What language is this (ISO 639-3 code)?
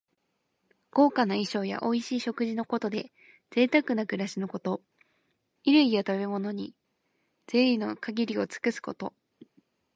jpn